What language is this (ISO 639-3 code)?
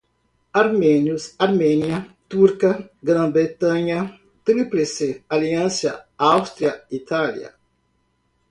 por